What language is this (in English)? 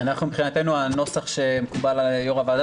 Hebrew